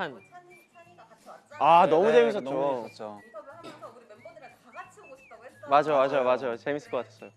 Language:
Korean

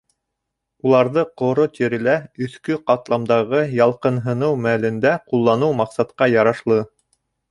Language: Bashkir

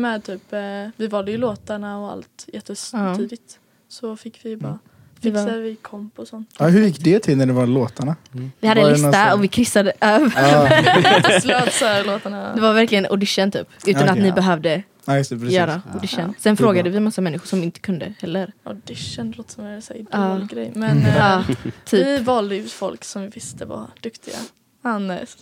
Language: Swedish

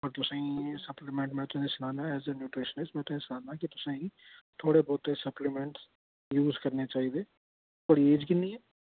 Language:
Dogri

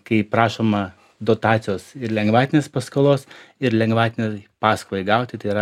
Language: Lithuanian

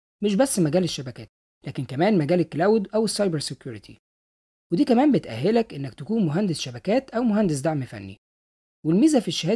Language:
Arabic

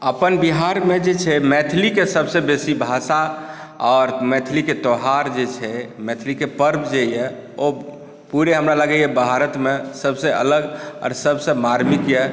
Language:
Maithili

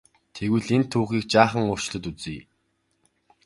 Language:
Mongolian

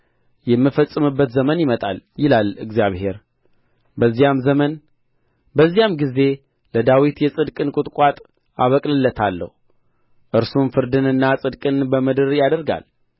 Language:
Amharic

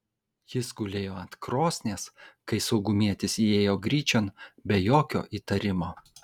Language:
Lithuanian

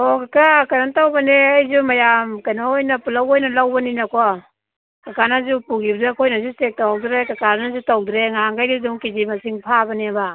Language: Manipuri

